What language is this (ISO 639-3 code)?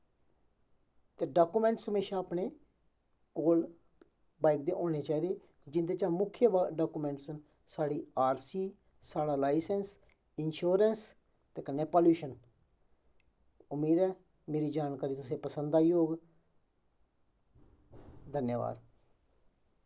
doi